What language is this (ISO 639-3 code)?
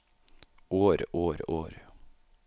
nor